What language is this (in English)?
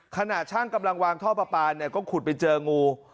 Thai